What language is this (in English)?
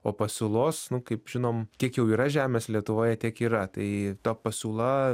Lithuanian